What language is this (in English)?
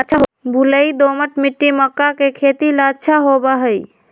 Magahi